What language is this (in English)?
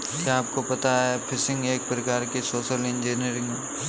Hindi